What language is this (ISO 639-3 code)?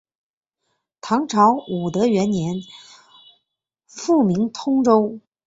zho